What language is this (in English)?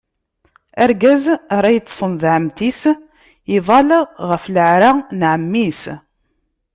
Kabyle